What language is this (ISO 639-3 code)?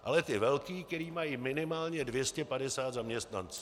ces